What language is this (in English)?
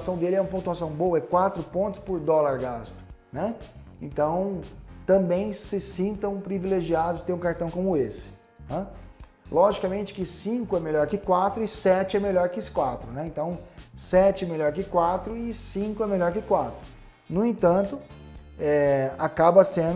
Portuguese